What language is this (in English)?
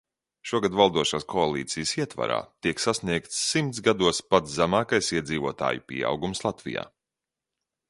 Latvian